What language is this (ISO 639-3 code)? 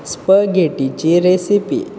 kok